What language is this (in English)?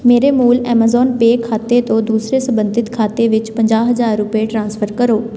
Punjabi